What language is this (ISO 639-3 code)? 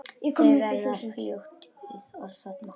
isl